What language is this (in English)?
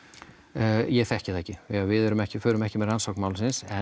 Icelandic